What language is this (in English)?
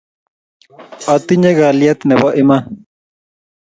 Kalenjin